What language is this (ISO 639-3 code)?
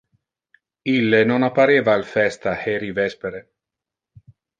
ina